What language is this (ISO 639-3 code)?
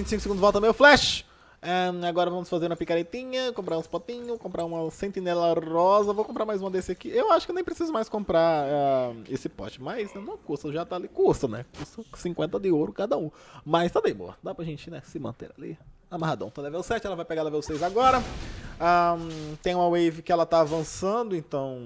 por